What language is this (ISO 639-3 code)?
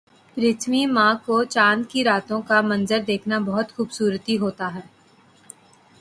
urd